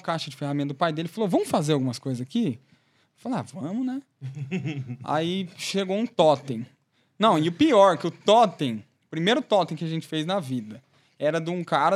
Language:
Portuguese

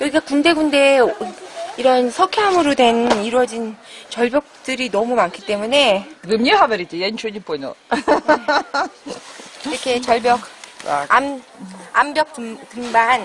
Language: Korean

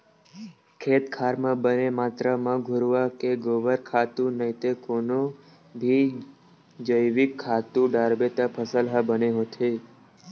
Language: Chhattisgarhi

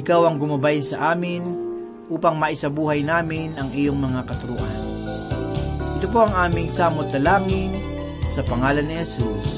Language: Filipino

